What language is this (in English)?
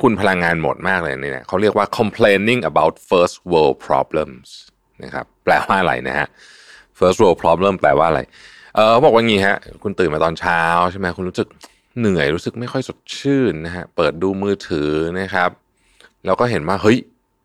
Thai